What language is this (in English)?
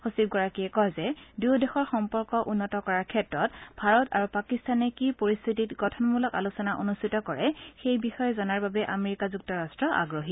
Assamese